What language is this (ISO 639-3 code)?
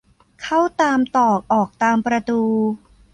tha